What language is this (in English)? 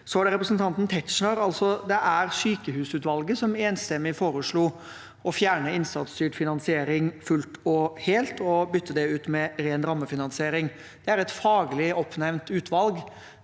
Norwegian